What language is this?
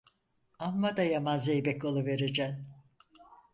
Turkish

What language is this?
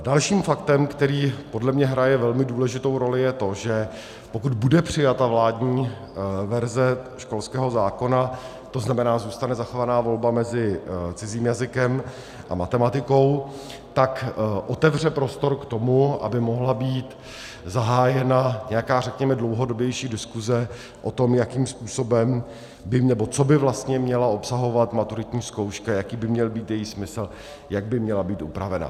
Czech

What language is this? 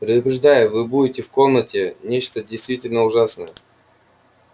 Russian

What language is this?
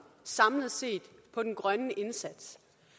Danish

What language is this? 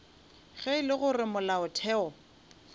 Northern Sotho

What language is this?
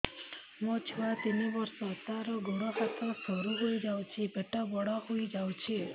Odia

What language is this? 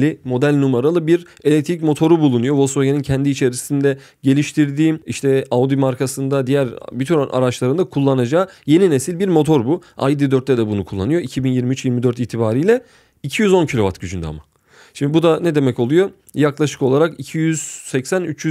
Turkish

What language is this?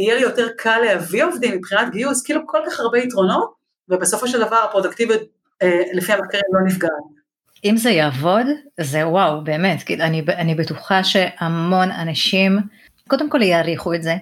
Hebrew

